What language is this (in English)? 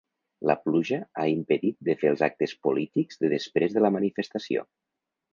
Catalan